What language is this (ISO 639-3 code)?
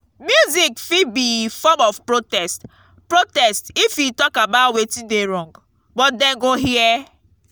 pcm